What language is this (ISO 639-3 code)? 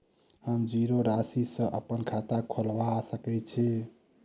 mai